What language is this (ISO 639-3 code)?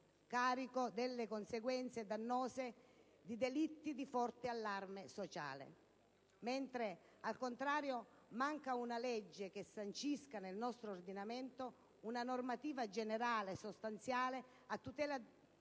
ita